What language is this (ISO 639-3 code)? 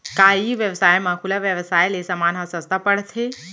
hne